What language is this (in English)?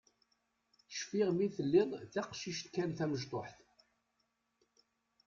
Kabyle